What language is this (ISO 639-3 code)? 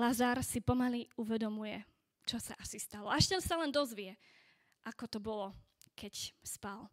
slk